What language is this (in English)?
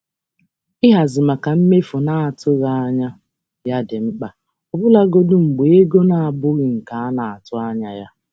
Igbo